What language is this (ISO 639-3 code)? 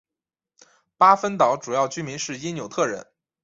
zho